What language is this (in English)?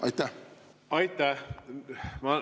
Estonian